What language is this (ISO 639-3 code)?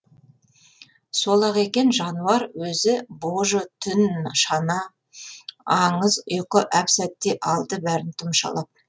kaz